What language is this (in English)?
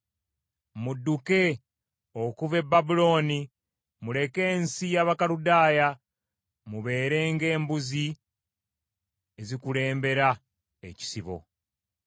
Ganda